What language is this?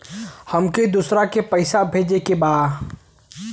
Bhojpuri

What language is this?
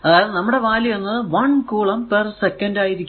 Malayalam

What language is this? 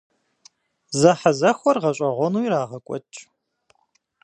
Kabardian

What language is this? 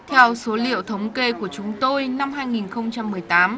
Vietnamese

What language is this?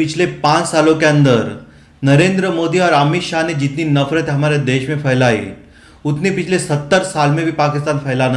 Hindi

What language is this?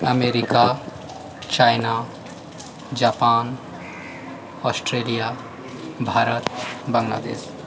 Maithili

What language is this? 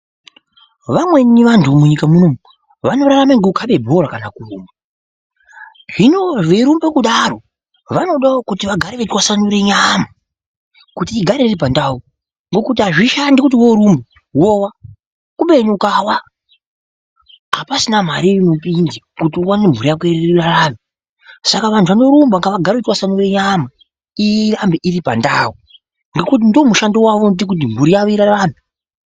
Ndau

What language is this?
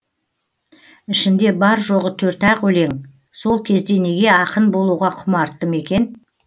Kazakh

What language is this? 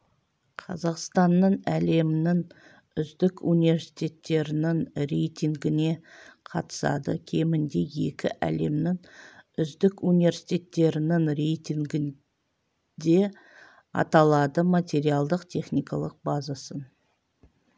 Kazakh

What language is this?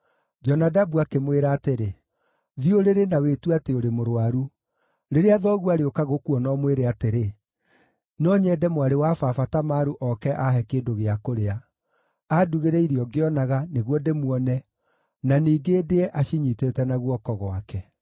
Kikuyu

